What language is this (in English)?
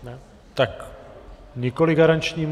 Czech